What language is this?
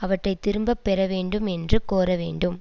Tamil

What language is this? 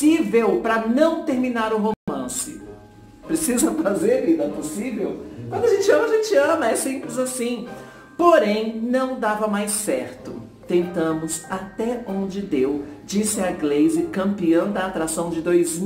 Portuguese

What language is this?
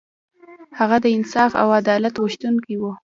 Pashto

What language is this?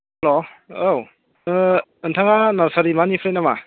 Bodo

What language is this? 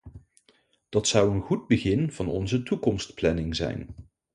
Dutch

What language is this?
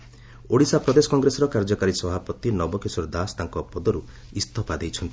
Odia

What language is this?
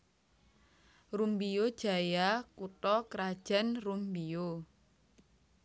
Javanese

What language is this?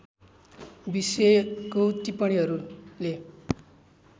Nepali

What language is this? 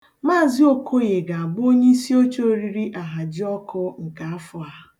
Igbo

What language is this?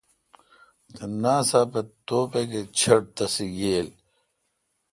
Kalkoti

